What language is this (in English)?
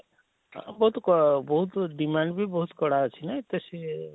Odia